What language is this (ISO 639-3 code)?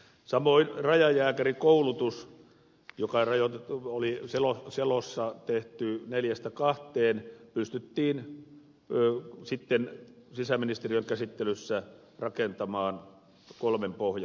fin